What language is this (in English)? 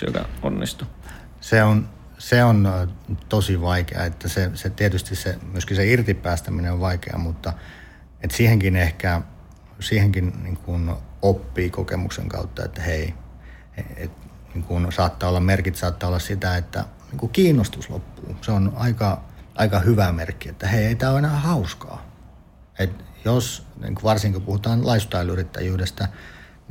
Finnish